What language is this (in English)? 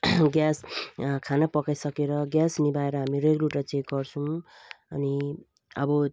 Nepali